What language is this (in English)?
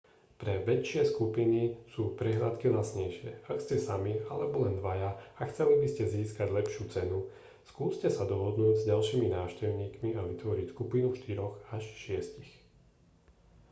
Slovak